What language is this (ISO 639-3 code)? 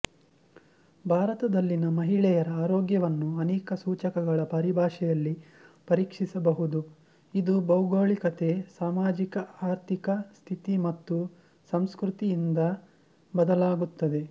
kan